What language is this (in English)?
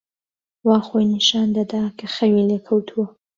Central Kurdish